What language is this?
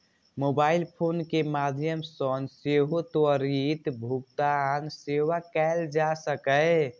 Maithili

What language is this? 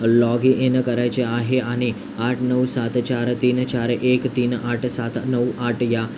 Marathi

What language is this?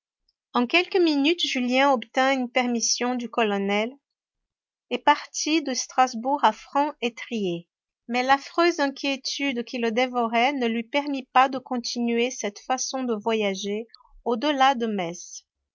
French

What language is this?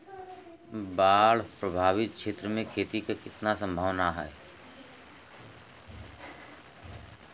Bhojpuri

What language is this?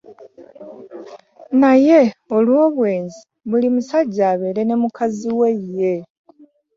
Ganda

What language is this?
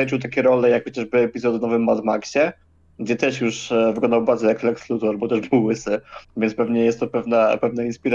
Polish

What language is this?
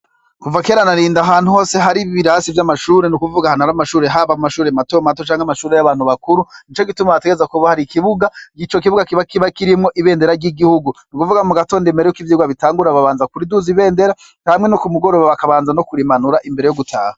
Rundi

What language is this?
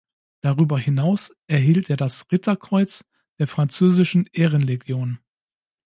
German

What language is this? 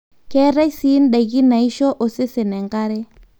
Masai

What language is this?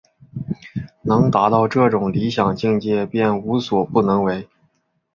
Chinese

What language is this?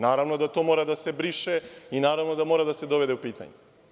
Serbian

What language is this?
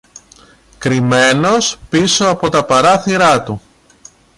Greek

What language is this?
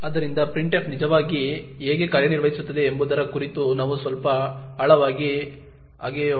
Kannada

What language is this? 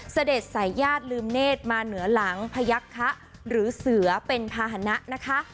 Thai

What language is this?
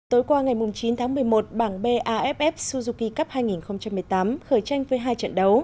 Vietnamese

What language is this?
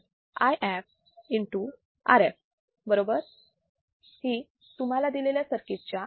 Marathi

